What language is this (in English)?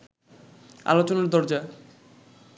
Bangla